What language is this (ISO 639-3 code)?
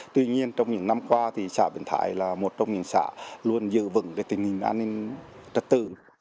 vie